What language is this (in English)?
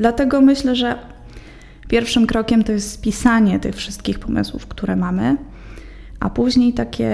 Polish